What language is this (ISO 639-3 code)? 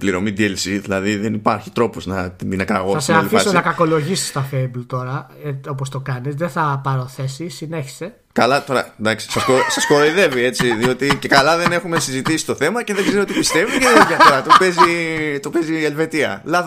ell